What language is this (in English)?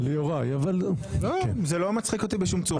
Hebrew